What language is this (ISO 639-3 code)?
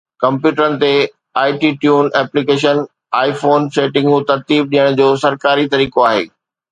snd